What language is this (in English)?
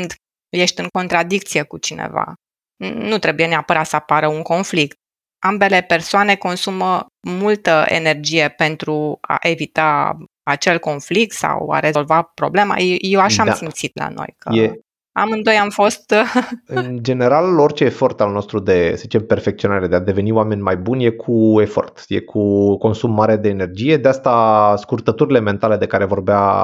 Romanian